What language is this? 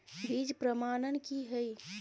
Maithili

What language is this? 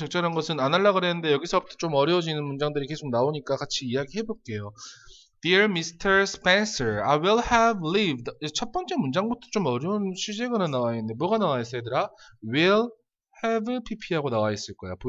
Korean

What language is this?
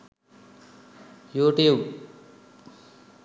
Sinhala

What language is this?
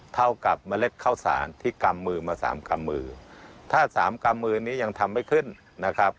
Thai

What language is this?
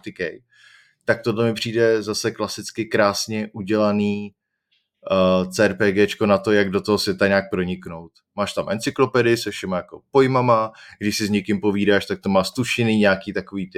Czech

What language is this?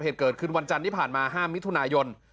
Thai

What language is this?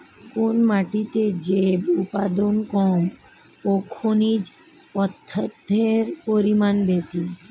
Bangla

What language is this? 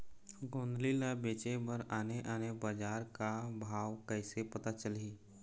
Chhattisgarhi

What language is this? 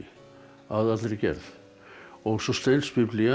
Icelandic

